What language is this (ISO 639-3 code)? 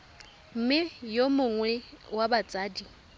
tsn